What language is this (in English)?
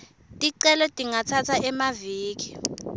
Swati